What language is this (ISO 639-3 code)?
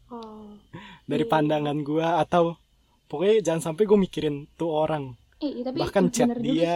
ind